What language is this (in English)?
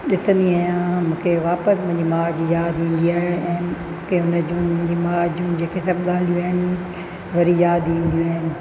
Sindhi